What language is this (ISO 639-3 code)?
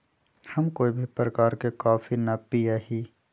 mag